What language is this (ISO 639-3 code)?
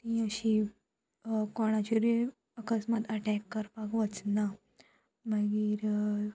kok